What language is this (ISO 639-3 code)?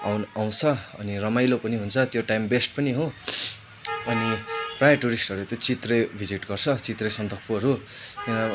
nep